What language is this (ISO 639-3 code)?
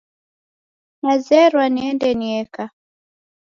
dav